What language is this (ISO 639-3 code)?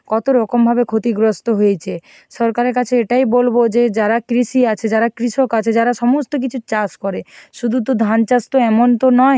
ben